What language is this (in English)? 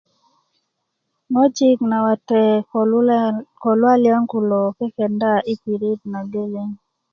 Kuku